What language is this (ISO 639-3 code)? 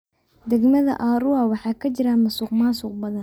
som